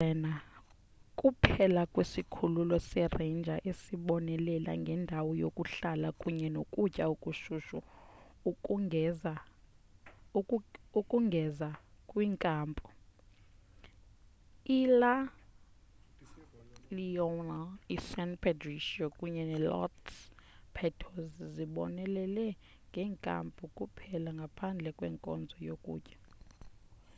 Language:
Xhosa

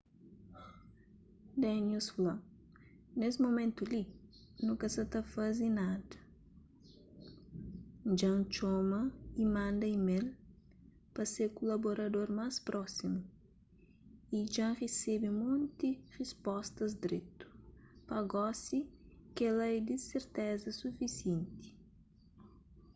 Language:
Kabuverdianu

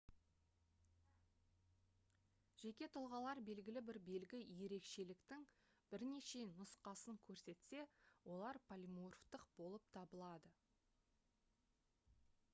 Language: Kazakh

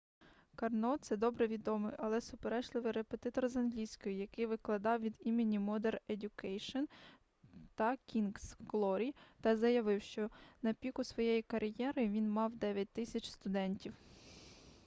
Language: Ukrainian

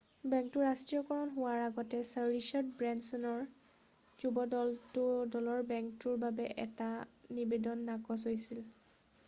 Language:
Assamese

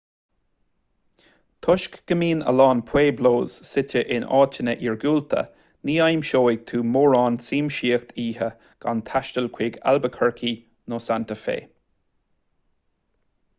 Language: Irish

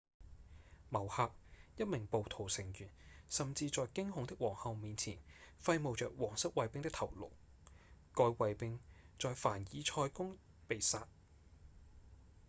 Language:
Cantonese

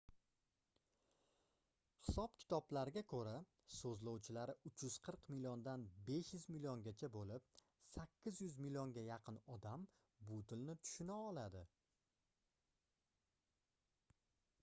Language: Uzbek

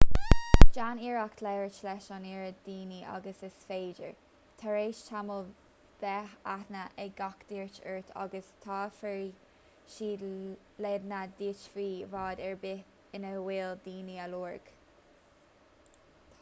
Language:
Irish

